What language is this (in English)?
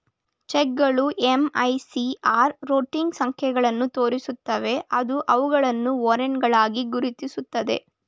Kannada